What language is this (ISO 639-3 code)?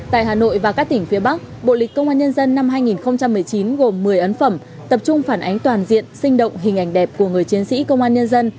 vie